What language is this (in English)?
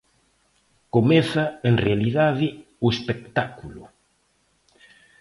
Galician